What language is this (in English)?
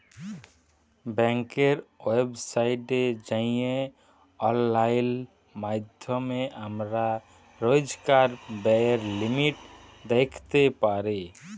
Bangla